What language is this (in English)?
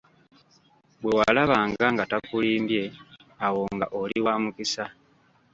Ganda